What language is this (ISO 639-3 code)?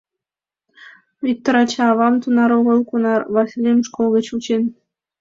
chm